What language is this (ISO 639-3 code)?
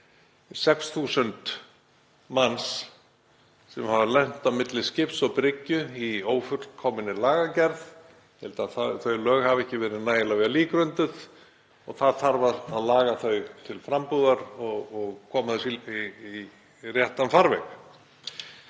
isl